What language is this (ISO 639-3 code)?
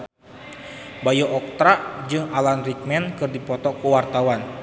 sun